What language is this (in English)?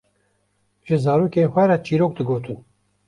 Kurdish